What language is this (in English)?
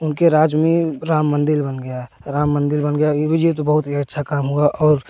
Hindi